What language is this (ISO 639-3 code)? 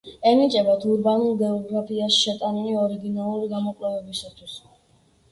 kat